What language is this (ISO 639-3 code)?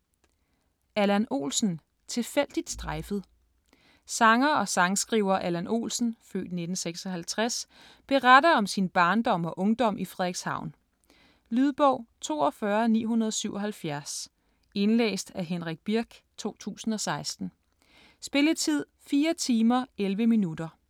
dan